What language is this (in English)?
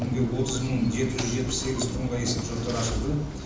Kazakh